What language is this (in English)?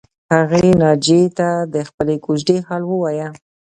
Pashto